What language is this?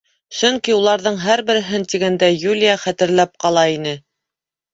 Bashkir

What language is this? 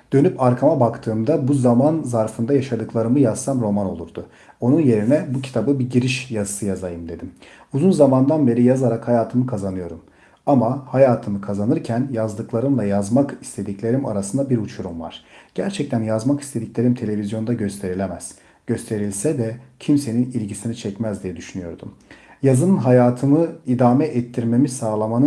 Turkish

